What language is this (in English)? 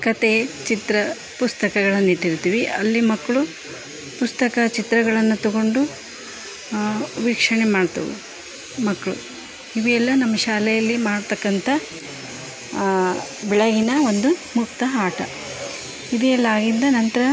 Kannada